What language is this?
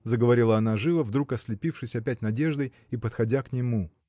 Russian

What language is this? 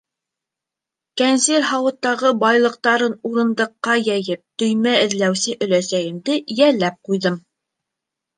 Bashkir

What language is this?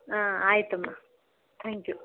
Kannada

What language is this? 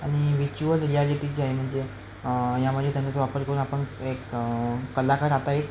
Marathi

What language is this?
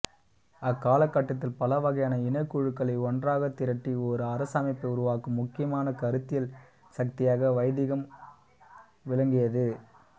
Tamil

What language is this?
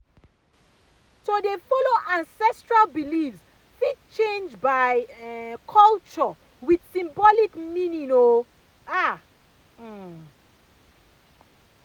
Nigerian Pidgin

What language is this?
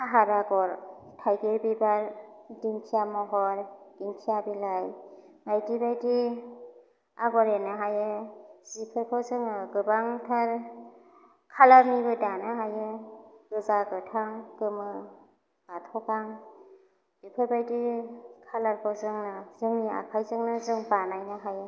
Bodo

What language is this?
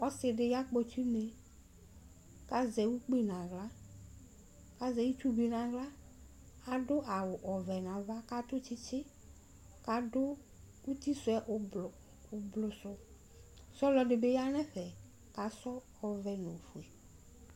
Ikposo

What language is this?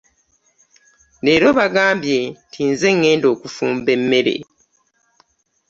Ganda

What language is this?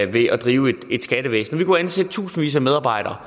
Danish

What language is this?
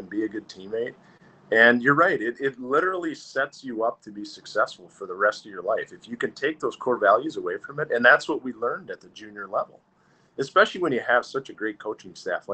English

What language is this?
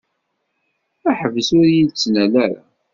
Kabyle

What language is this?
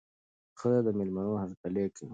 Pashto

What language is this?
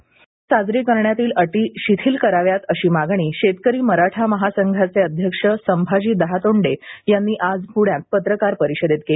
Marathi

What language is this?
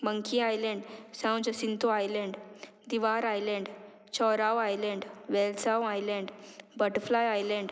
Konkani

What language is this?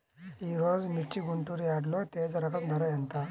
Telugu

